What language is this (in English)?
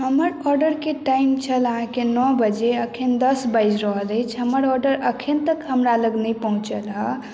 Maithili